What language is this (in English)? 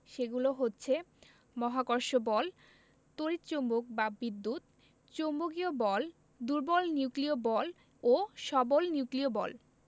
Bangla